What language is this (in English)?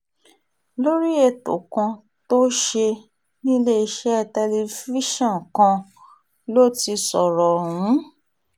Yoruba